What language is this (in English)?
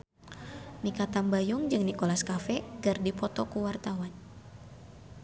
Sundanese